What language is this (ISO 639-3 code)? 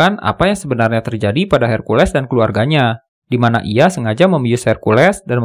ind